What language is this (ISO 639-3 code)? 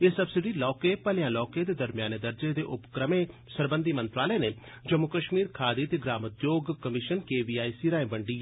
doi